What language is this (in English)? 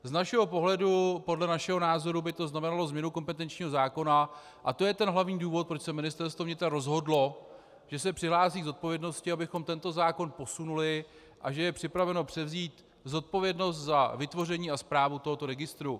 Czech